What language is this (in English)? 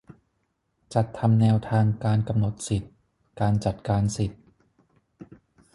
Thai